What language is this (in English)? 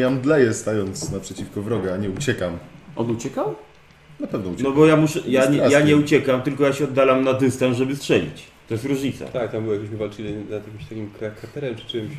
Polish